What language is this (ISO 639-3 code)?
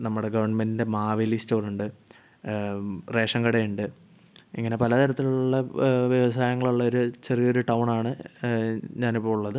mal